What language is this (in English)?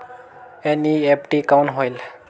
Chhattisgarhi